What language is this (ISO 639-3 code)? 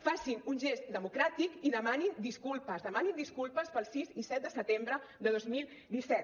cat